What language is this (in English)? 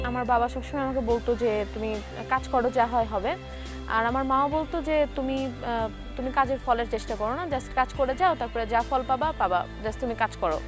Bangla